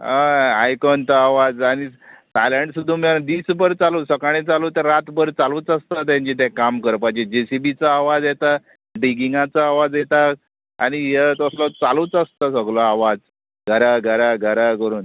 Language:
Konkani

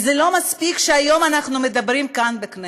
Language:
Hebrew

